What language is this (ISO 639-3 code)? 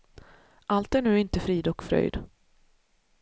swe